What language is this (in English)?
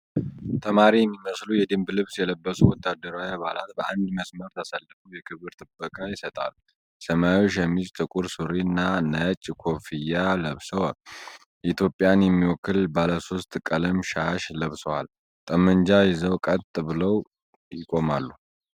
Amharic